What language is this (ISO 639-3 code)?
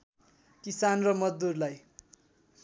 nep